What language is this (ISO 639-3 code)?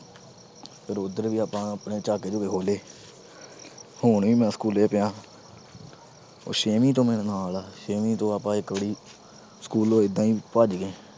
pan